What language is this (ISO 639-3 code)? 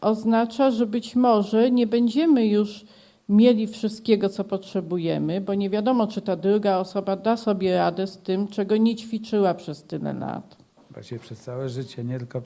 pol